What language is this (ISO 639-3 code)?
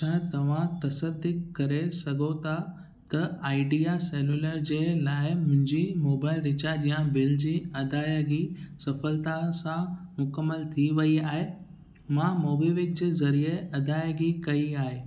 snd